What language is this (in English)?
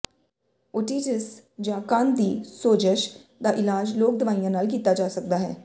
Punjabi